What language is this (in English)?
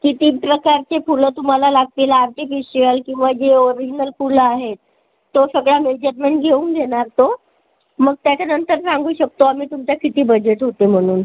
Marathi